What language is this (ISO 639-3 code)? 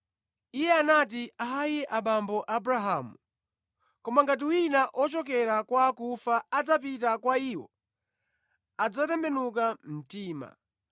nya